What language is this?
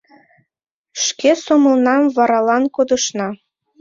Mari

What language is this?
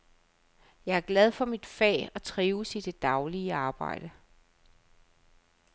Danish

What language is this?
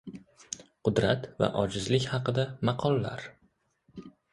Uzbek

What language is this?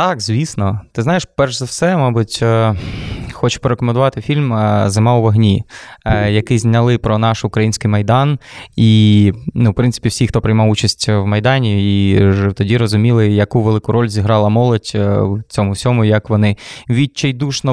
Ukrainian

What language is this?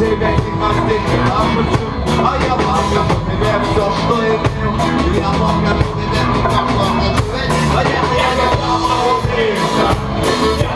Ukrainian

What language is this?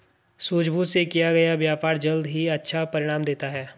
Hindi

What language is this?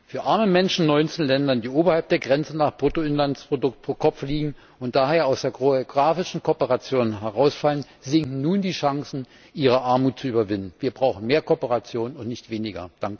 German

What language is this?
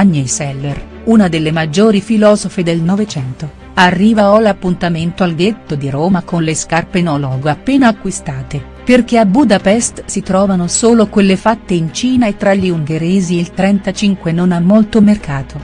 Italian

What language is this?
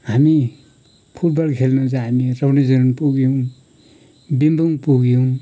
Nepali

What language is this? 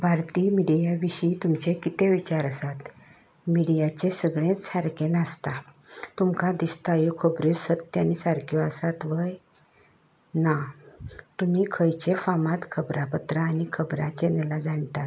Konkani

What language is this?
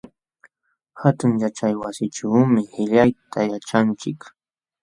Jauja Wanca Quechua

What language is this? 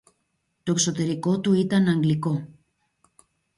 Greek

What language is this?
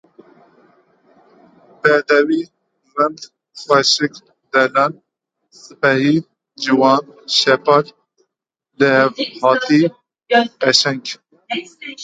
Kurdish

